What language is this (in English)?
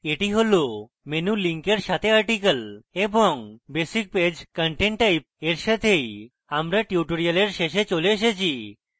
Bangla